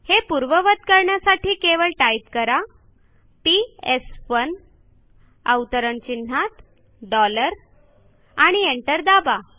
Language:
Marathi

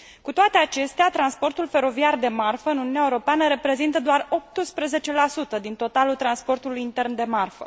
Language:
Romanian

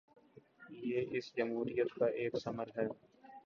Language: Urdu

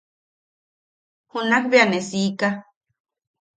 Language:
Yaqui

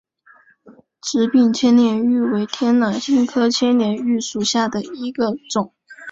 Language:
Chinese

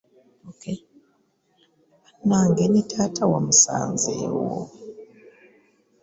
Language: Ganda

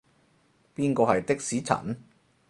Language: Cantonese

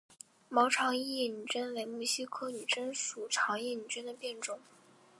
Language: Chinese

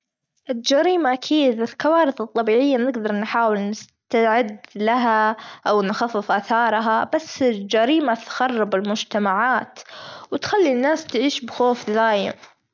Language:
Gulf Arabic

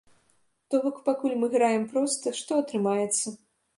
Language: Belarusian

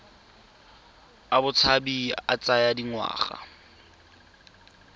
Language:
Tswana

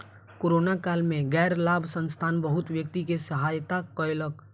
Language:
Maithili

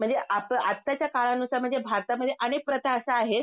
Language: Marathi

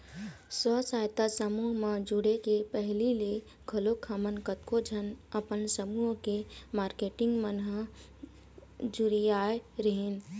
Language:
Chhattisgarhi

